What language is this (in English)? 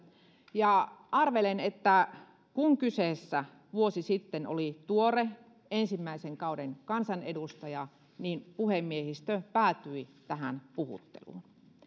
Finnish